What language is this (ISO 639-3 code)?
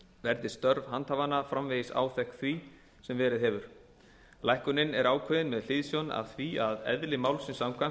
isl